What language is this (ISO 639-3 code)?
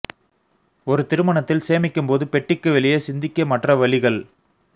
tam